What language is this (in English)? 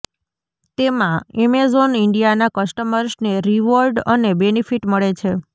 Gujarati